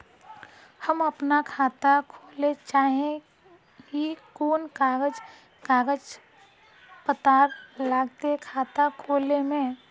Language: Magahi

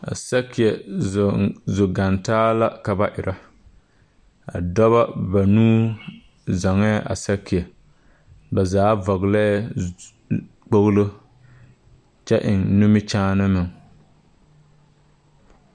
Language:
Southern Dagaare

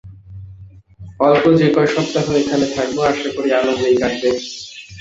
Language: Bangla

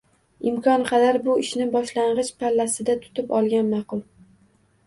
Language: Uzbek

